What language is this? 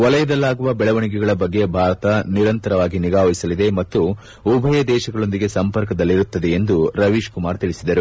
Kannada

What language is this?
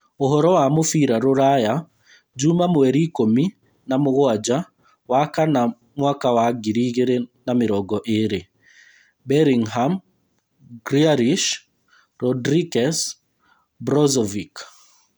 Kikuyu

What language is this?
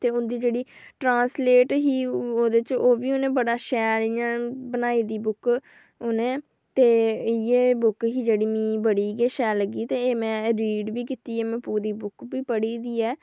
Dogri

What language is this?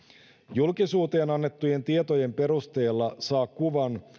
Finnish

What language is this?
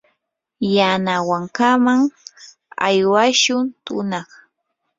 Yanahuanca Pasco Quechua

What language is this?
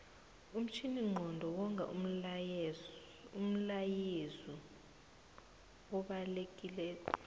South Ndebele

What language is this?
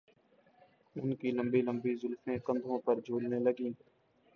Urdu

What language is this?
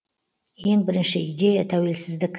Kazakh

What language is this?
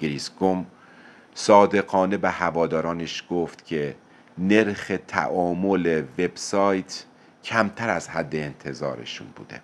Persian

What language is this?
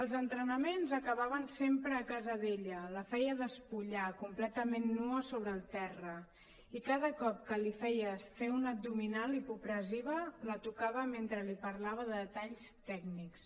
Catalan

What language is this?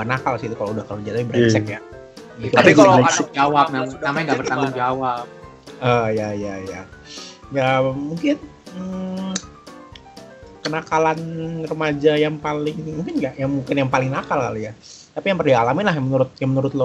Indonesian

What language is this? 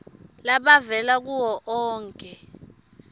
Swati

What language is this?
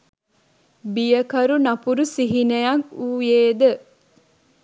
Sinhala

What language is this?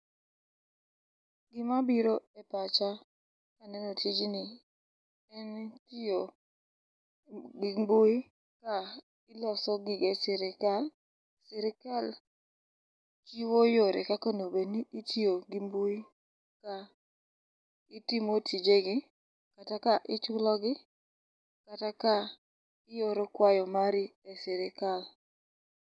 Luo (Kenya and Tanzania)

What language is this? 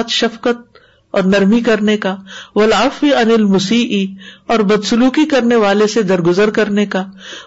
Urdu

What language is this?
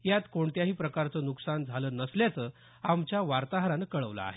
Marathi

